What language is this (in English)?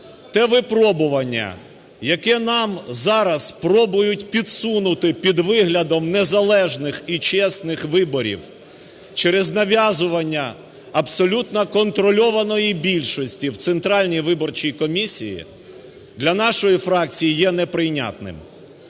Ukrainian